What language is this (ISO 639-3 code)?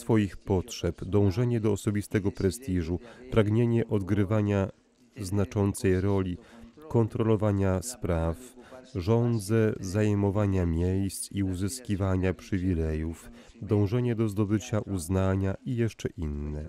pol